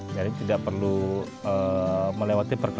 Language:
Indonesian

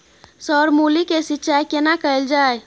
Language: Maithili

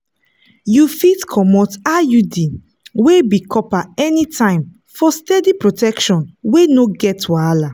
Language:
Nigerian Pidgin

